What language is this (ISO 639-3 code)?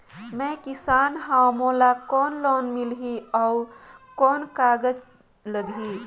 hne